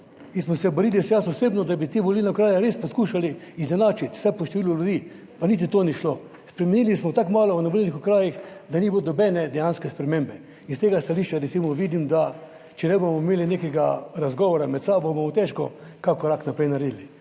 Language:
Slovenian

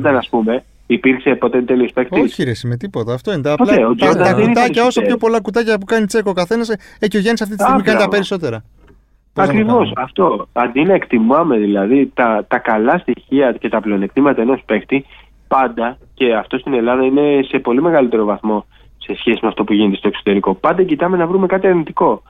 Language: Greek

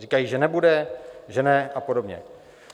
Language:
Czech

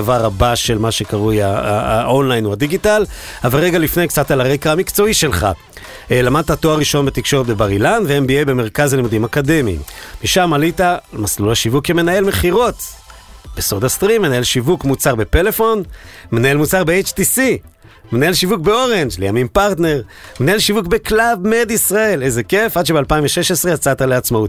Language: Hebrew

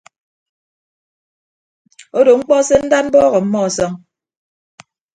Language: Ibibio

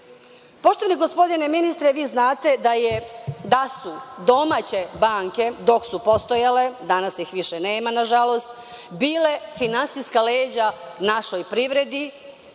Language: Serbian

